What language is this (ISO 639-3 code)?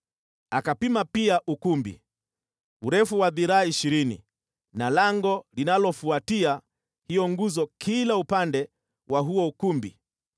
swa